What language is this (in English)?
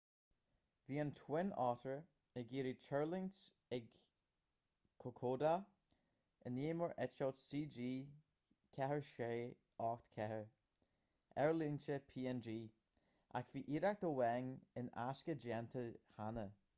Irish